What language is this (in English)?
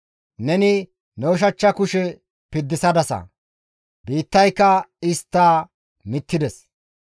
Gamo